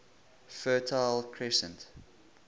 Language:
English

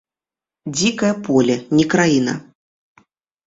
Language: Belarusian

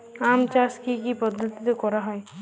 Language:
Bangla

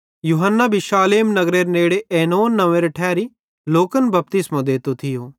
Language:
Bhadrawahi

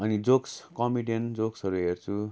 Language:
Nepali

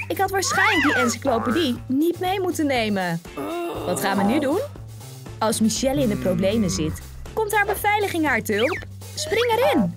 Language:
Dutch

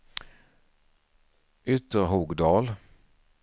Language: Swedish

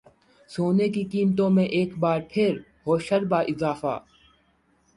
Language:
Urdu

